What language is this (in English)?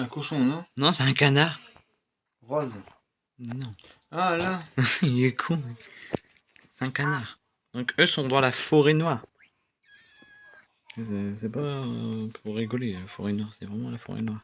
French